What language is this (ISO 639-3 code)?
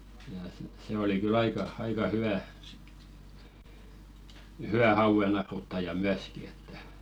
fin